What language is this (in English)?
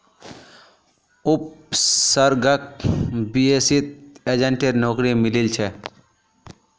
Magahi